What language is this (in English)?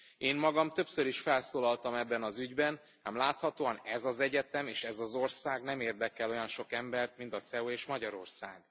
Hungarian